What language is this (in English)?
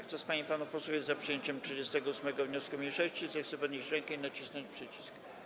Polish